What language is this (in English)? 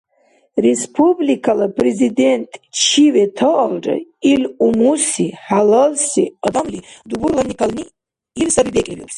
Dargwa